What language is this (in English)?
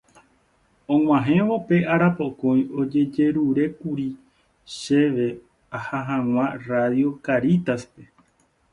Guarani